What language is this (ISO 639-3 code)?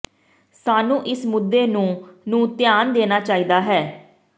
pan